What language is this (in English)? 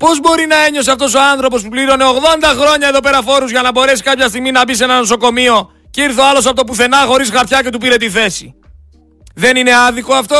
Greek